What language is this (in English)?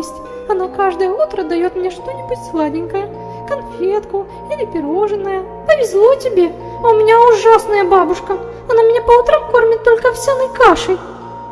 Russian